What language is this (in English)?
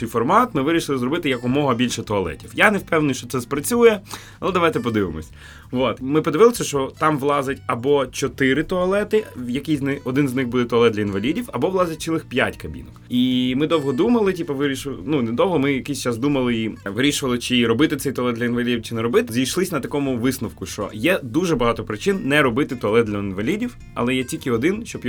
Ukrainian